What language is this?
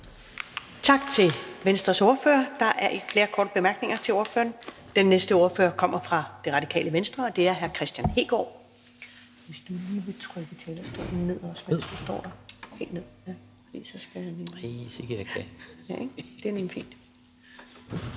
Danish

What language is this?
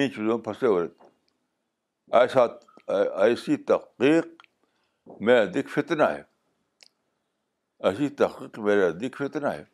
Urdu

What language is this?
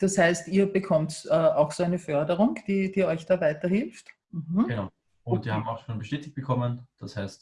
German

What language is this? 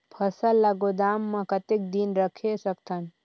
Chhattisgarhi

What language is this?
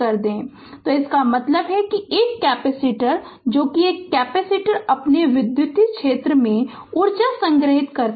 Hindi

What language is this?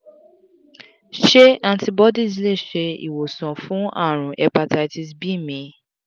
Yoruba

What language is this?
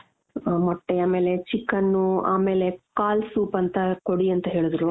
Kannada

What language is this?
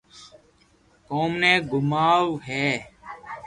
Loarki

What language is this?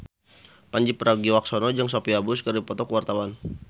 Sundanese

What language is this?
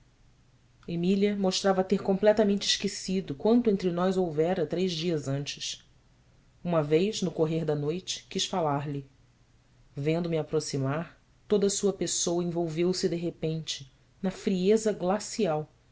Portuguese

